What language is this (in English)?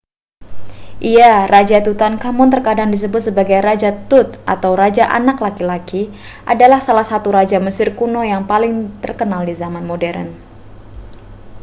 Indonesian